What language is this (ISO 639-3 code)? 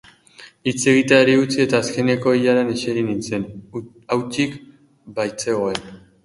eus